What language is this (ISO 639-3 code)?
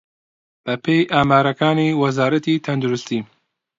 ckb